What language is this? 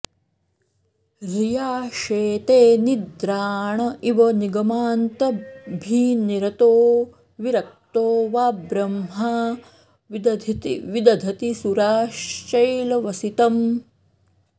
Sanskrit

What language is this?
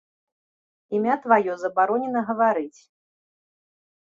Belarusian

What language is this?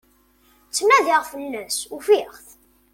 Kabyle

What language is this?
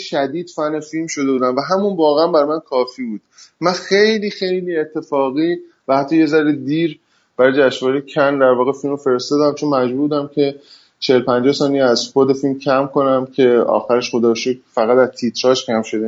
Persian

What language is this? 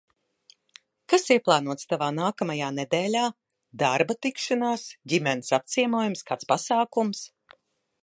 Latvian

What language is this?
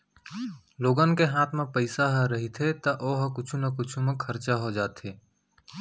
Chhattisgarhi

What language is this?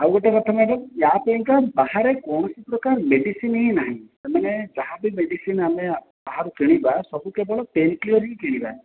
Odia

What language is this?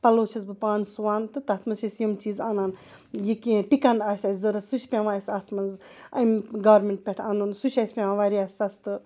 Kashmiri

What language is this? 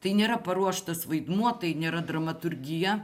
Lithuanian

